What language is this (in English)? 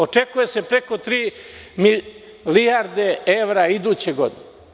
Serbian